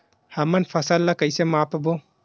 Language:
Chhattisgarhi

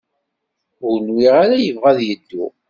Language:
Kabyle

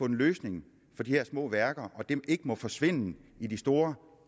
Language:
Danish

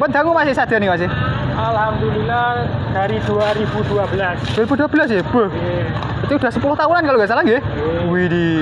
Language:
Indonesian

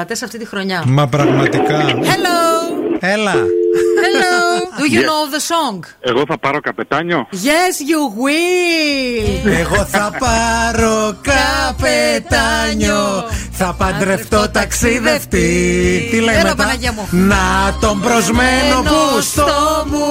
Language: Greek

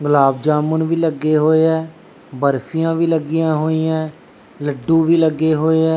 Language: Punjabi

